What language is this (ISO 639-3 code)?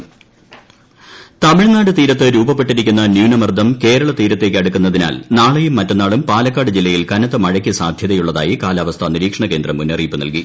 mal